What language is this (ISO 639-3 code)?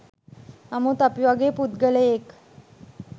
sin